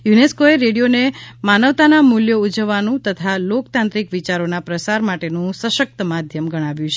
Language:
Gujarati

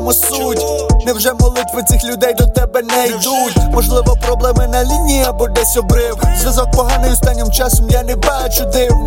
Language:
Ukrainian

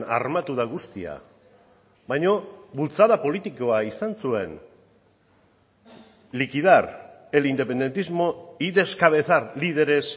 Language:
Basque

